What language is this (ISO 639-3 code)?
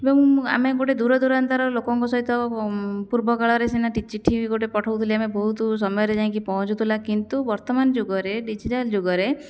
ori